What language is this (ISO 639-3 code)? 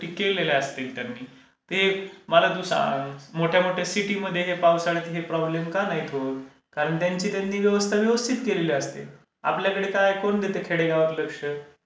mar